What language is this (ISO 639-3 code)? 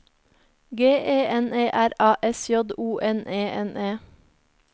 nor